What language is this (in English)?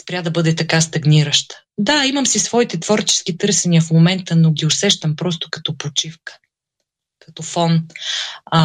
Bulgarian